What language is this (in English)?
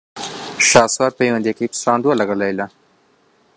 Central Kurdish